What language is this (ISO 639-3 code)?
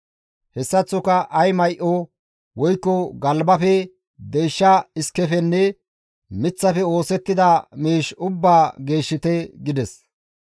gmv